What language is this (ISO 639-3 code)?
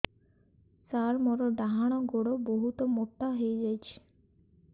ori